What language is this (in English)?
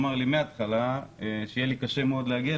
Hebrew